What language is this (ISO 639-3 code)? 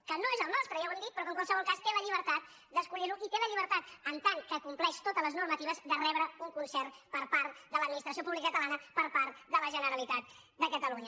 cat